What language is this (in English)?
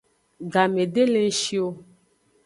Aja (Benin)